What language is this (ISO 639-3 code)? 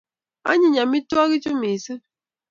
kln